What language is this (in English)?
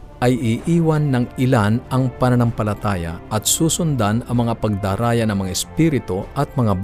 Filipino